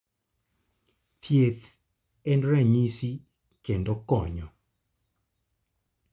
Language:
Luo (Kenya and Tanzania)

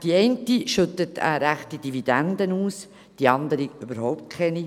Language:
Swiss German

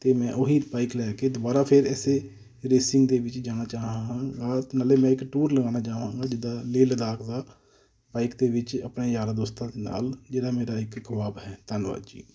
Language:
Punjabi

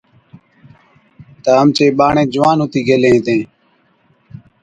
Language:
Od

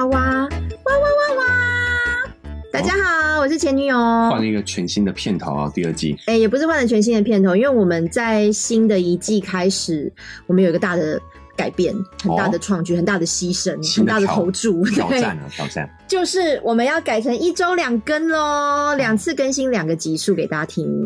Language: Chinese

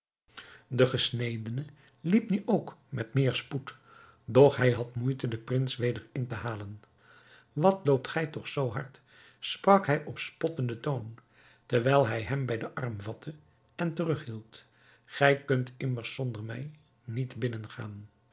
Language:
Dutch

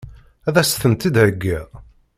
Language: Kabyle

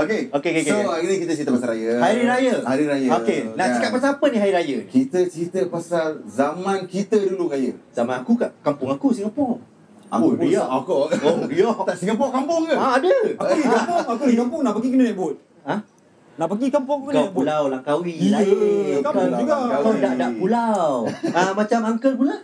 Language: Malay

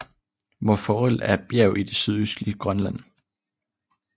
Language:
Danish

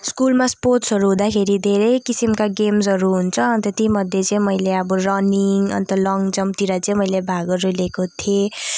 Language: Nepali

